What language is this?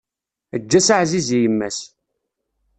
Kabyle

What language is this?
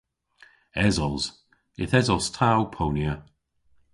Cornish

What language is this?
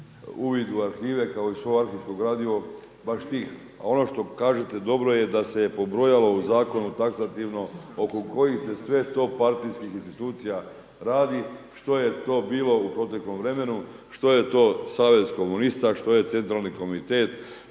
Croatian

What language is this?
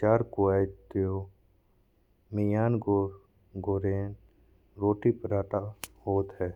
Bundeli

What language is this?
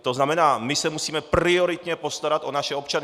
Czech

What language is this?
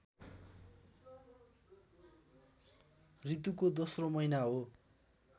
Nepali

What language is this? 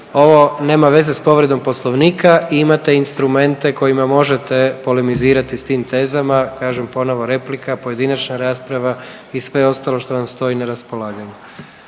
Croatian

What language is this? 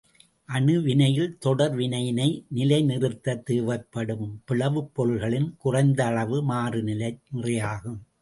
Tamil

